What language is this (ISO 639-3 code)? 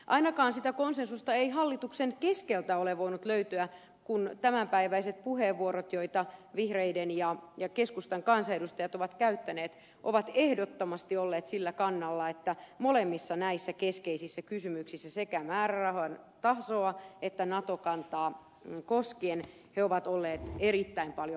fin